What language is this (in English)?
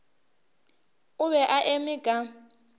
Northern Sotho